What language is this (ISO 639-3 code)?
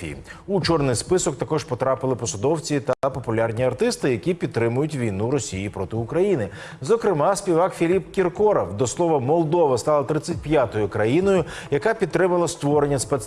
ukr